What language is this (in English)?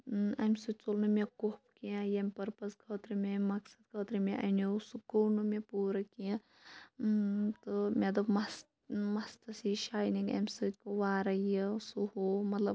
Kashmiri